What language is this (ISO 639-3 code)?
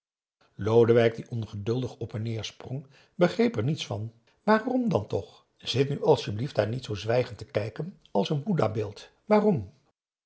nld